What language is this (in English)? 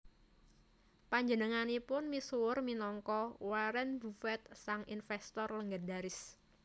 Javanese